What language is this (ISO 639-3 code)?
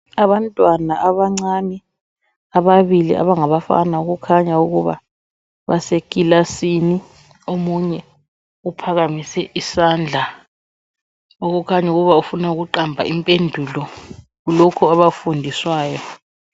nde